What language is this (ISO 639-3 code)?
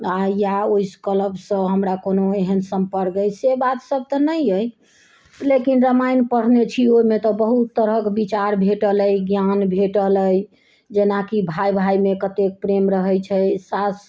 mai